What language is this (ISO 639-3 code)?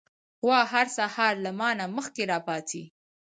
pus